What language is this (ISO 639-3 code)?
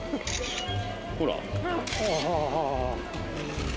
jpn